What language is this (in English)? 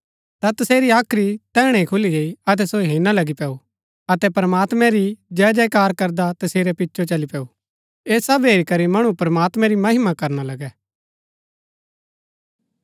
Gaddi